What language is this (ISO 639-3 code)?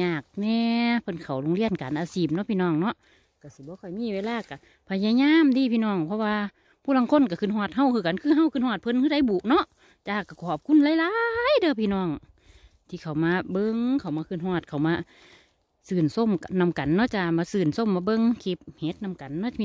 tha